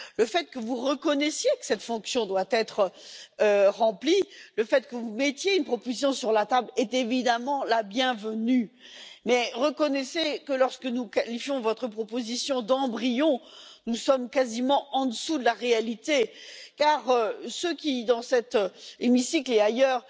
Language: French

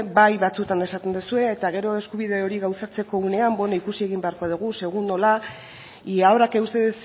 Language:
Basque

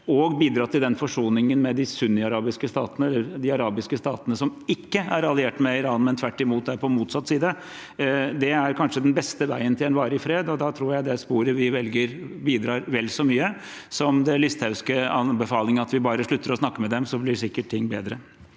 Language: Norwegian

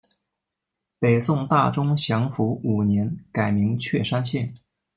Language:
Chinese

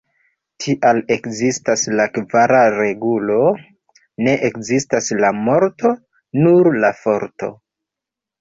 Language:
Esperanto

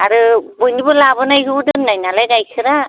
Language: Bodo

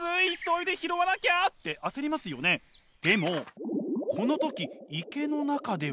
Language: Japanese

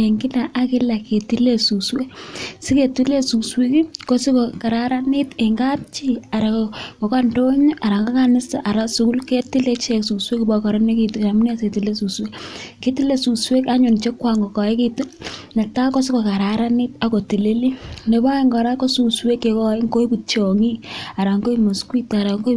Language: Kalenjin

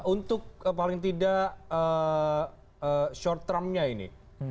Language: Indonesian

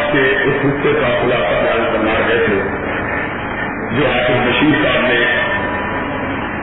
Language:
Urdu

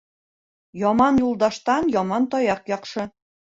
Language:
Bashkir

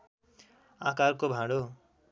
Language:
Nepali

